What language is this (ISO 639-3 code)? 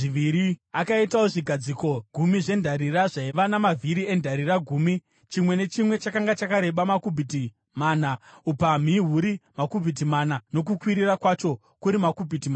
sna